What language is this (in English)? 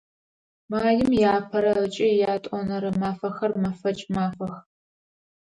Adyghe